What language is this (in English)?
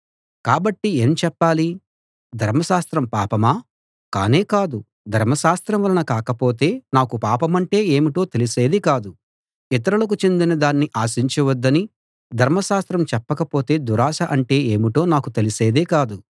Telugu